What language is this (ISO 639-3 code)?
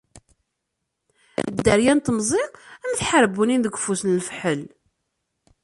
kab